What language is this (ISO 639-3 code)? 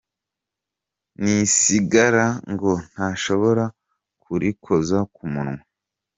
kin